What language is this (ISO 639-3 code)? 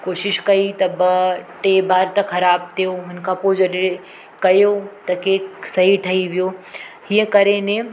snd